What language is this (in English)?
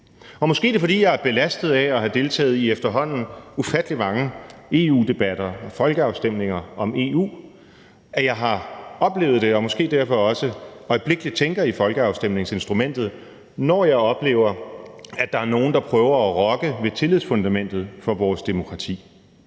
Danish